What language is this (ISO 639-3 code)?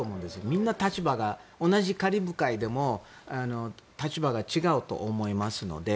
jpn